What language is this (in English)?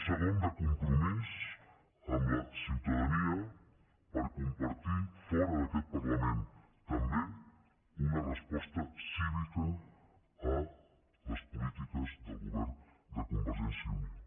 Catalan